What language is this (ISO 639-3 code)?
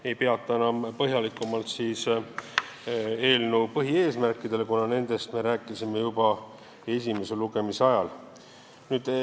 est